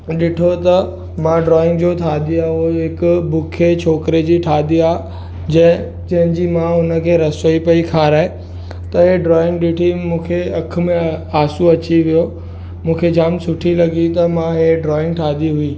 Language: Sindhi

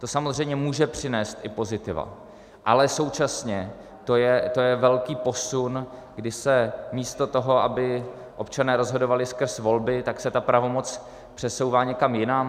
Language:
Czech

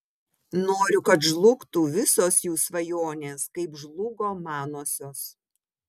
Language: Lithuanian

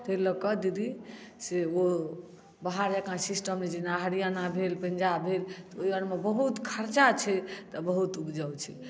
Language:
Maithili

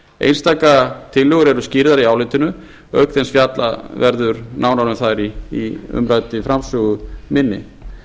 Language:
Icelandic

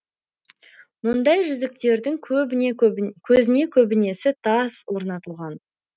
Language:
Kazakh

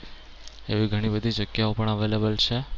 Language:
Gujarati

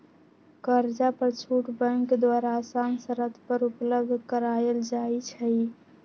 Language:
Magahi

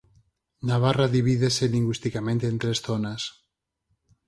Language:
Galician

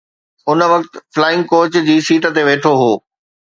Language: Sindhi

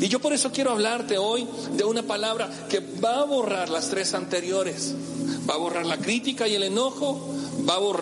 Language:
Spanish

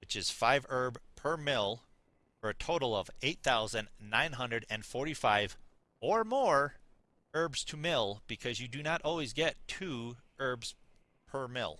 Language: English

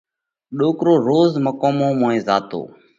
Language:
Parkari Koli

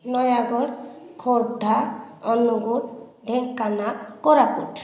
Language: Odia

